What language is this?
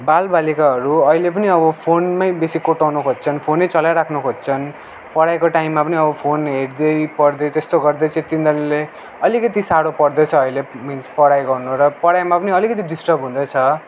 Nepali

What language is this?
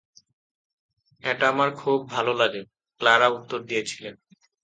Bangla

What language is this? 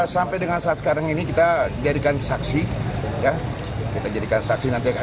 Indonesian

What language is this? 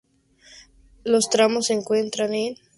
Spanish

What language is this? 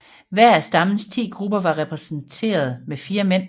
Danish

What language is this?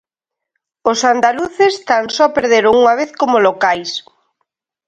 Galician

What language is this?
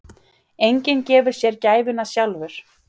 Icelandic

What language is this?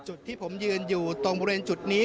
Thai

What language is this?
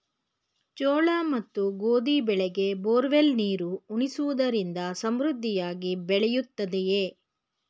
Kannada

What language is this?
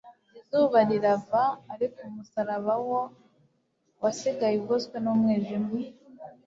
Kinyarwanda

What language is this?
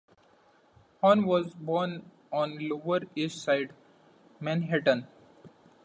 English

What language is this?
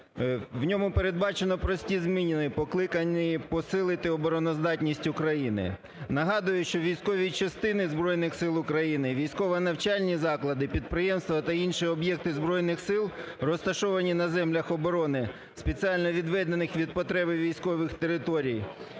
Ukrainian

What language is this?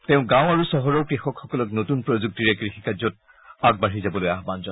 Assamese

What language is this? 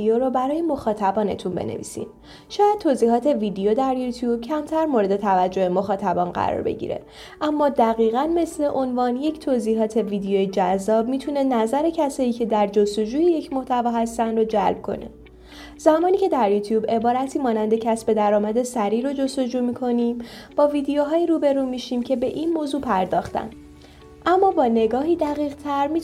Persian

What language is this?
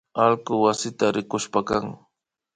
Imbabura Highland Quichua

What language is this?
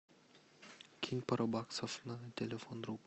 Russian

